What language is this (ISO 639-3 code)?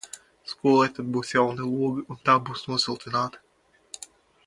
lav